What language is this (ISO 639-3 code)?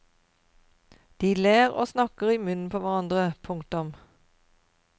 nor